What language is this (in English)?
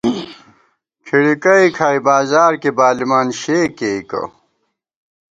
Gawar-Bati